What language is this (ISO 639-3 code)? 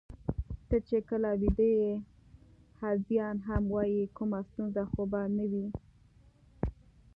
pus